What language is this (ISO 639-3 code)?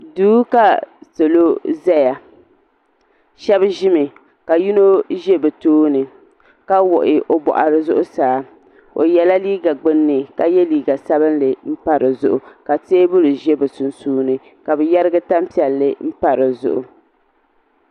dag